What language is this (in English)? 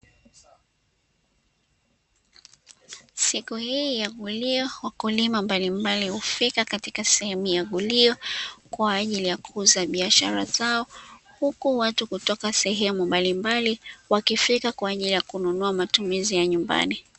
Swahili